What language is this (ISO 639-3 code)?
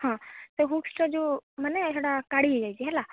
ori